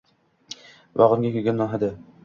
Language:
Uzbek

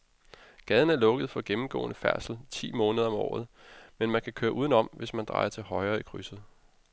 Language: Danish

